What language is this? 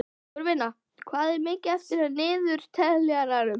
Icelandic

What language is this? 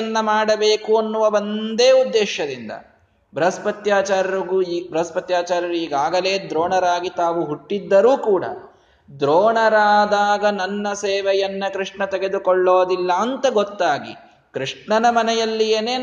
Kannada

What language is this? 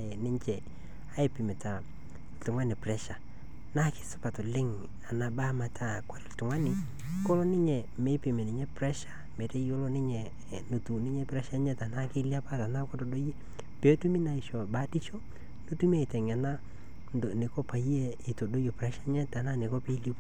Masai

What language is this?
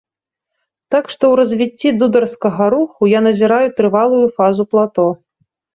Belarusian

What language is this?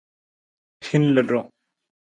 Nawdm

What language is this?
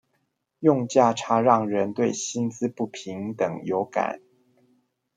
Chinese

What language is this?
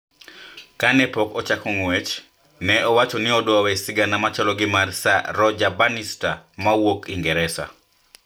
Luo (Kenya and Tanzania)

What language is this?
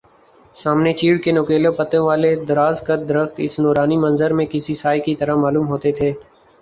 Urdu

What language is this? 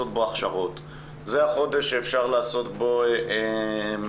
Hebrew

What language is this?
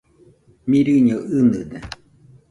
Nüpode Huitoto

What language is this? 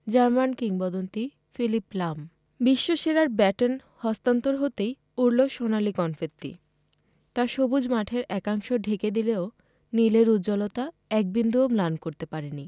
Bangla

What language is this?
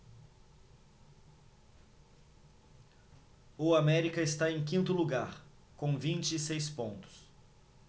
Portuguese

